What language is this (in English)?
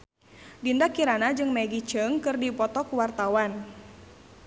Sundanese